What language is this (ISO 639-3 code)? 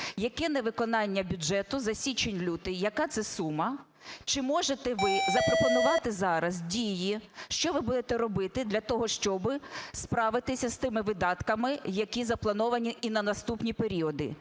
ukr